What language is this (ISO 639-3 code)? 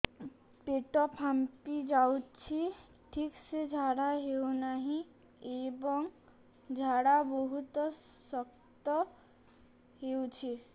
ori